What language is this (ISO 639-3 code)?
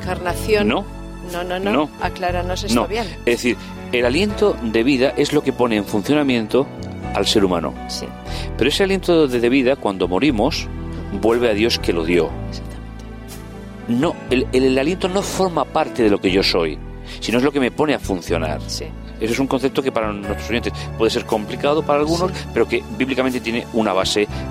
spa